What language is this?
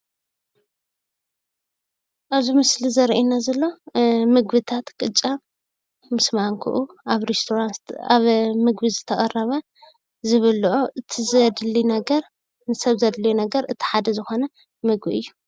Tigrinya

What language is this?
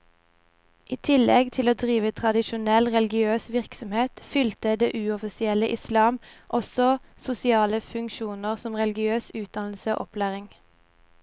Norwegian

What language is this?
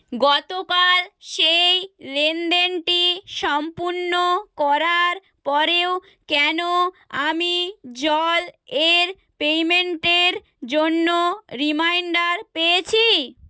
Bangla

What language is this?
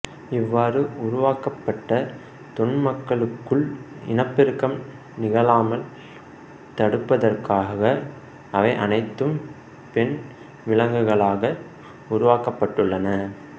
Tamil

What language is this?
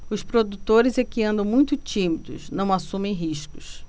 Portuguese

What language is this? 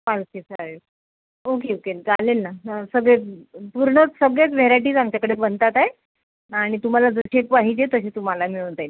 Marathi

